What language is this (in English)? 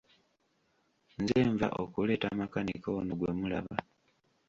Ganda